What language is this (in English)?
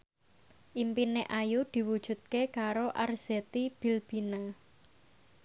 Javanese